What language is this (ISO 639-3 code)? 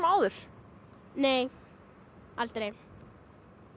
isl